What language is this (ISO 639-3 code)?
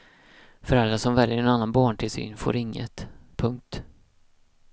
swe